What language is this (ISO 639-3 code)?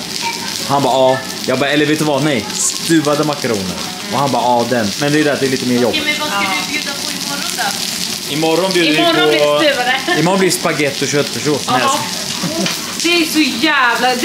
swe